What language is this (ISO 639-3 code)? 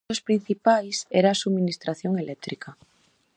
glg